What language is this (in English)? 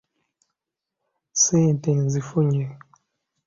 Ganda